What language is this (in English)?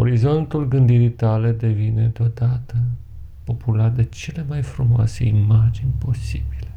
Romanian